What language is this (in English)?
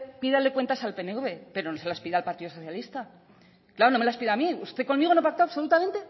Spanish